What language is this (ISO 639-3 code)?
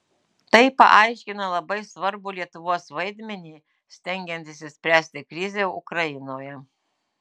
lit